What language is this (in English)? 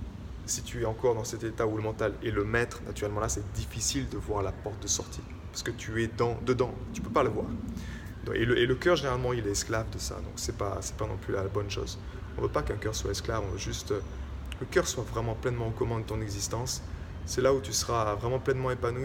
French